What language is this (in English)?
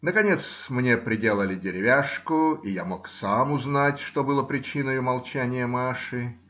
Russian